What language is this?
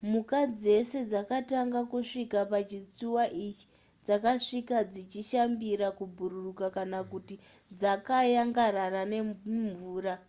Shona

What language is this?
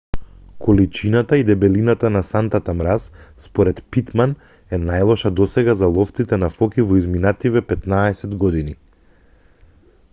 Macedonian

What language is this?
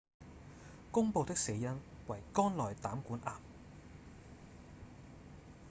Cantonese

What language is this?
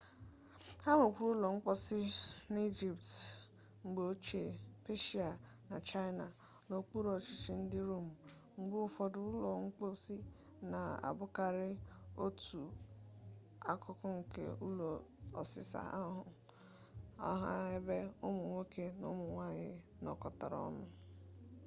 Igbo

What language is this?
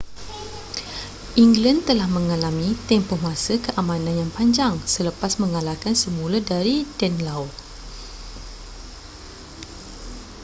Malay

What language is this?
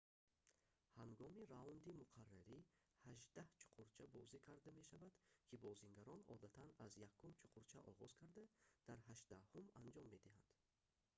Tajik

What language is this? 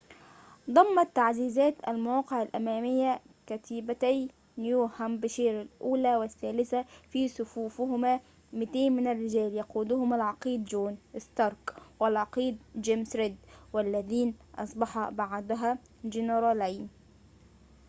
Arabic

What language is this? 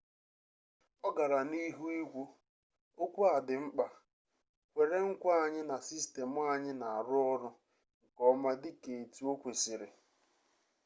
Igbo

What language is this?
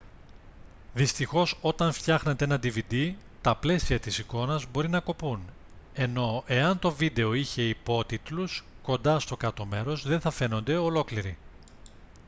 Greek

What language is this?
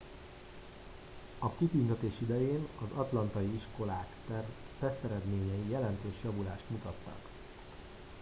Hungarian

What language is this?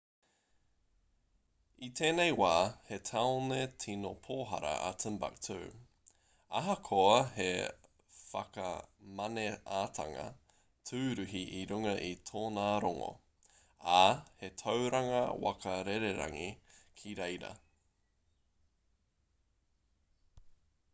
Māori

